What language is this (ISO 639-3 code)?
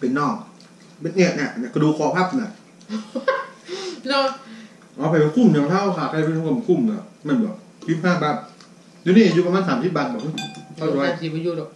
tha